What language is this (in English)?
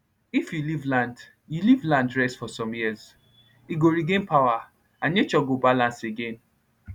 Nigerian Pidgin